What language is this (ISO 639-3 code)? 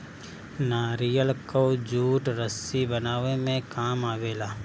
bho